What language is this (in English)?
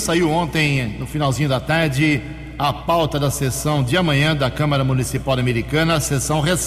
Portuguese